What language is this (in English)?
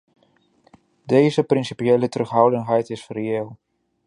Dutch